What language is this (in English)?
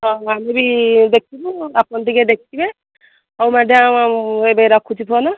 Odia